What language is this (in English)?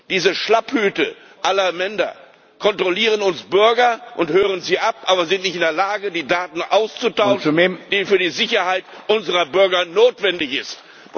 German